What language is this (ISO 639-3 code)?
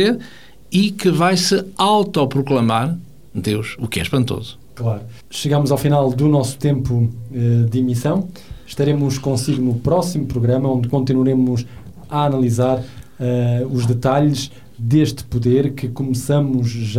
por